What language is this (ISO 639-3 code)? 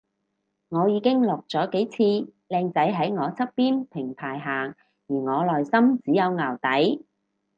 yue